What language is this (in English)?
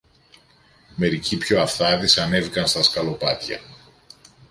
Greek